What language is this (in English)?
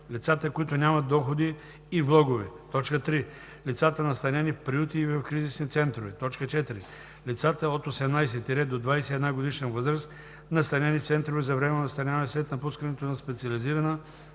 Bulgarian